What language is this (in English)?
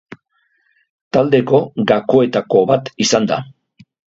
Basque